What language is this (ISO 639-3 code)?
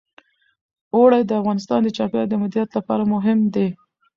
pus